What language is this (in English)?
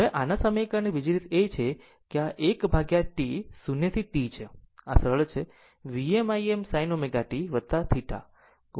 Gujarati